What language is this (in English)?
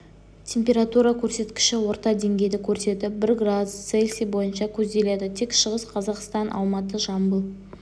Kazakh